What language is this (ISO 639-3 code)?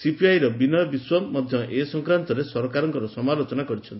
ori